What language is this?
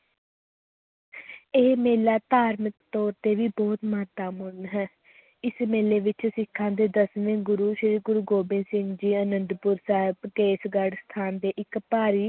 Punjabi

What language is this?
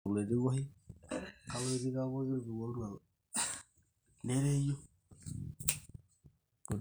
Masai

